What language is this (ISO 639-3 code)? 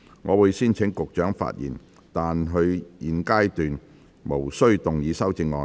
yue